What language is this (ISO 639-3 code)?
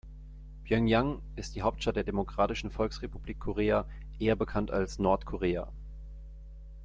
deu